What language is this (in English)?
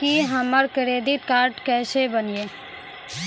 Maithili